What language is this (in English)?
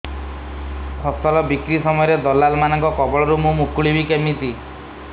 Odia